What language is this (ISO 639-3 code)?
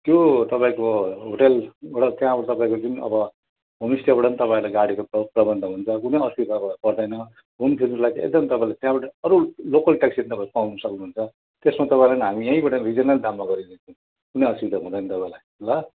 nep